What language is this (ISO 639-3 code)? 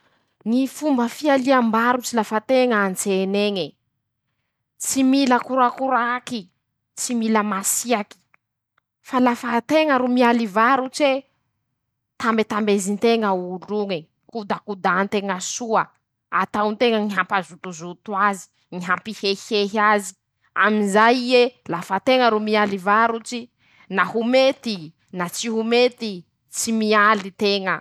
msh